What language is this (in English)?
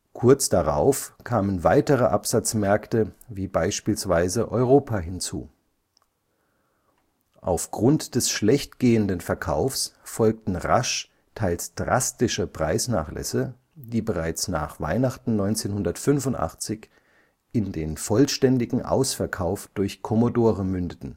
German